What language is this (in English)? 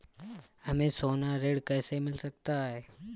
Hindi